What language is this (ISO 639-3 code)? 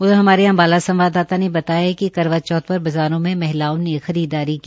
hin